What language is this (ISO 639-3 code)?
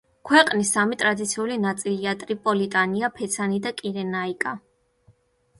kat